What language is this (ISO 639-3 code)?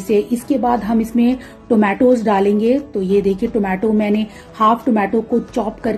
hin